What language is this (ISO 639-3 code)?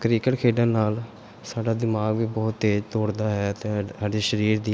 pan